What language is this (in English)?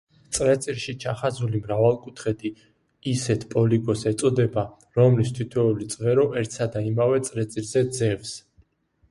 Georgian